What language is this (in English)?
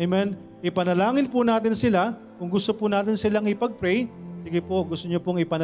Filipino